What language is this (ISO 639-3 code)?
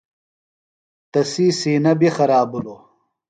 phl